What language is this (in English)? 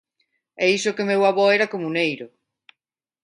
Galician